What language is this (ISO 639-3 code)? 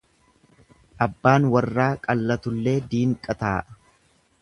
orm